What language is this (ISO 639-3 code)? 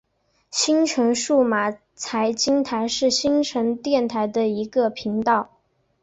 zho